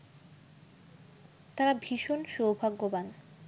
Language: Bangla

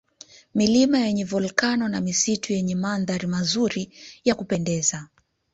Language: Swahili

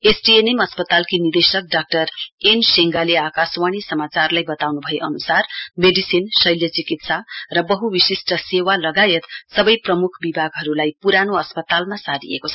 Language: Nepali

